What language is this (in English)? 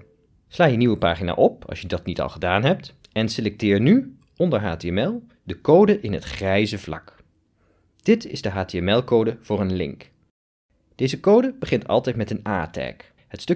Dutch